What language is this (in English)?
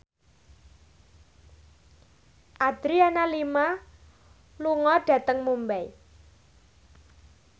Javanese